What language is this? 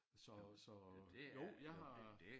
Danish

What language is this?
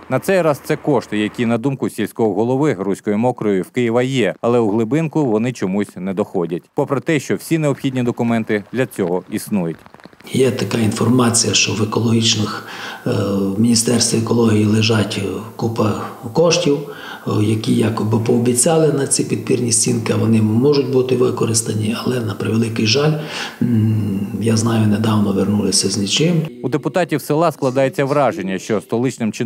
Ukrainian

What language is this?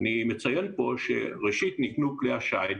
Hebrew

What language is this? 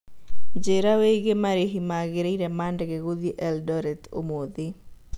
Kikuyu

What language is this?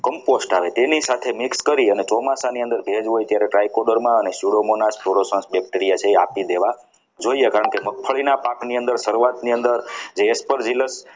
Gujarati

